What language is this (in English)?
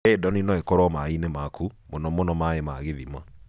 Kikuyu